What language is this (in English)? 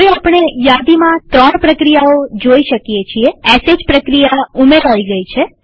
Gujarati